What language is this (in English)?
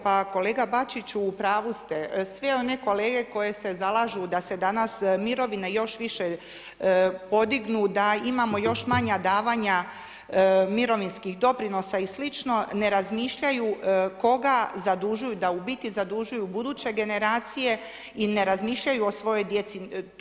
Croatian